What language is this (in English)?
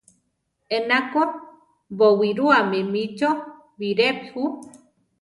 Central Tarahumara